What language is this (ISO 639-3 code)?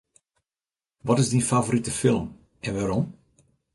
fry